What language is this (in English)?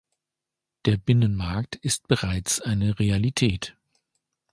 German